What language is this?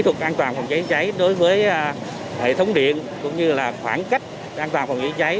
Vietnamese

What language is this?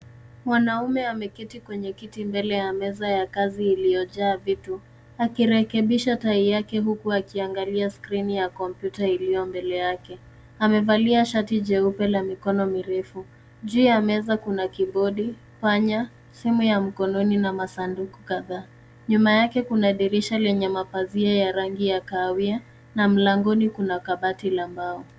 Swahili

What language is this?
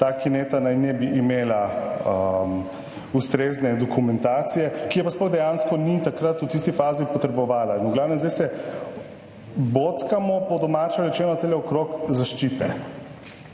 Slovenian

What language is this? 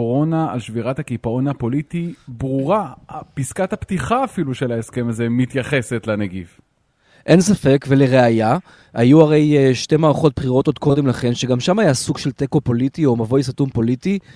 Hebrew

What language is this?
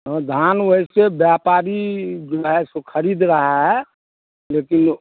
Hindi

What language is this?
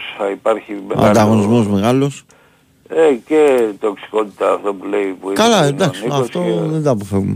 Greek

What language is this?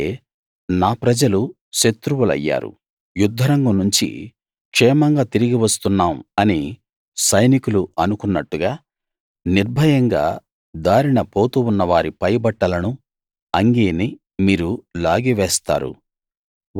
Telugu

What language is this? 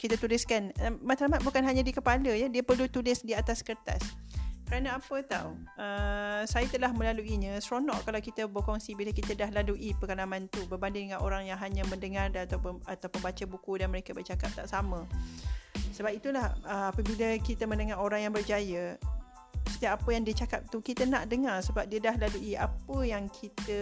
Malay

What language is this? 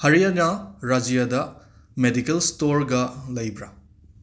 Manipuri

